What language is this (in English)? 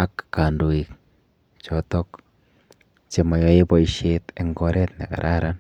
Kalenjin